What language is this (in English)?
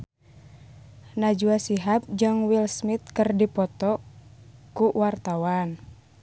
Sundanese